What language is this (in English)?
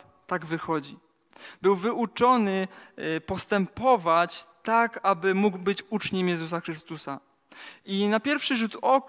Polish